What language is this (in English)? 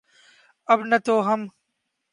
Urdu